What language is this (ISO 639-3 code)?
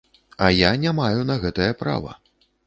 bel